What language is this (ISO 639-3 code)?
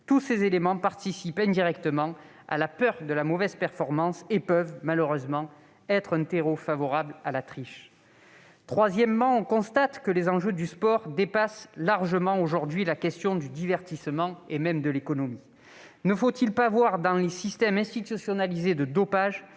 fra